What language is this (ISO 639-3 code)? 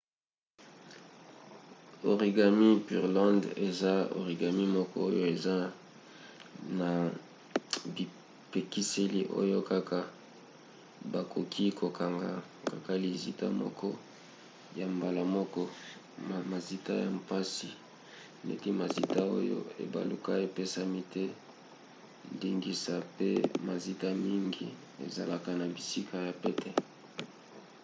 lin